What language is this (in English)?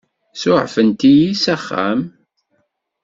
Kabyle